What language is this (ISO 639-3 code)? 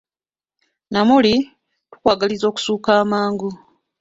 lug